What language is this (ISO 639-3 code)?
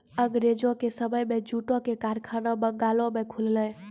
mai